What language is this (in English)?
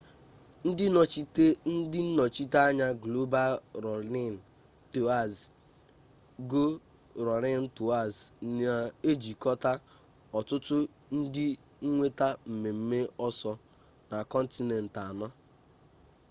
Igbo